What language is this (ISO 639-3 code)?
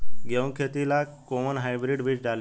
bho